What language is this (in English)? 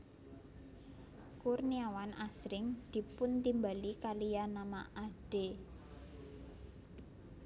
Javanese